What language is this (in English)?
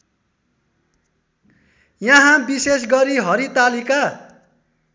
Nepali